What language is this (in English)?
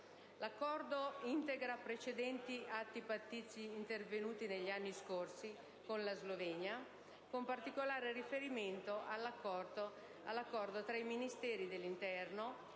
Italian